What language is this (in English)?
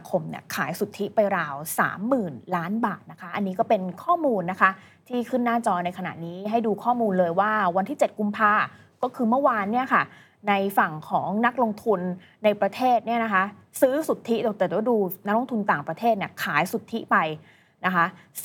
Thai